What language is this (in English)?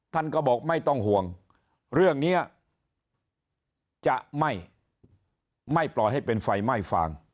Thai